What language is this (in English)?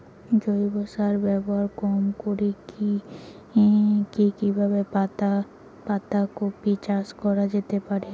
Bangla